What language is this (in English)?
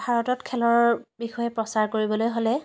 Assamese